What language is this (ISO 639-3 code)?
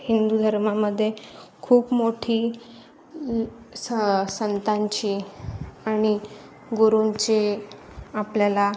mar